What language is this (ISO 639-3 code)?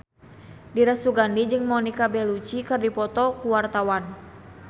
sun